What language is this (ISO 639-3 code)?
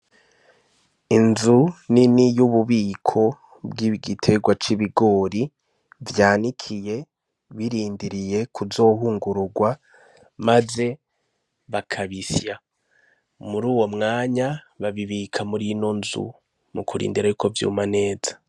run